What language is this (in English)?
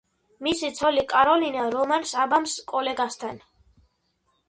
Georgian